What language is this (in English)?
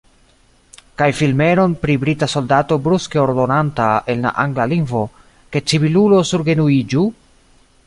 Esperanto